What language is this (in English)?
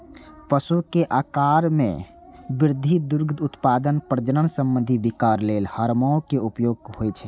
Maithili